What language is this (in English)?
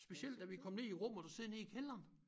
Danish